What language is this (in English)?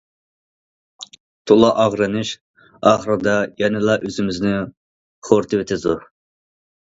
Uyghur